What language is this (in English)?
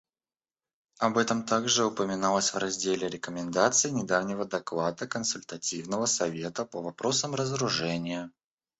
Russian